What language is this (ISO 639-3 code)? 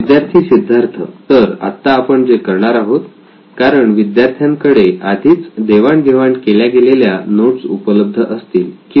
mar